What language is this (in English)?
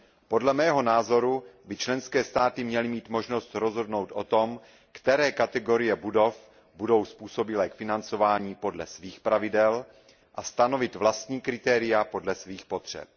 Czech